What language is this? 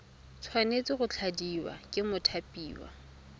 Tswana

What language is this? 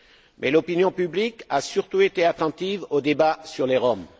French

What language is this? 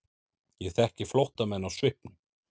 Icelandic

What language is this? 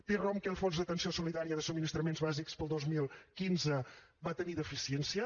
Catalan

